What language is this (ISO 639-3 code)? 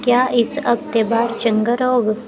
doi